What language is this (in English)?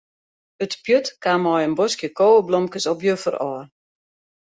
Western Frisian